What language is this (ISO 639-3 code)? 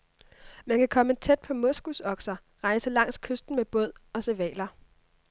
dan